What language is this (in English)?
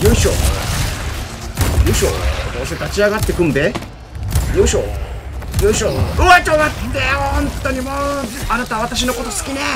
Japanese